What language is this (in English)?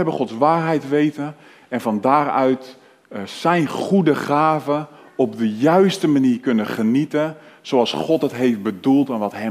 Dutch